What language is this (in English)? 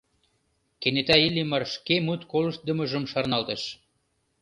Mari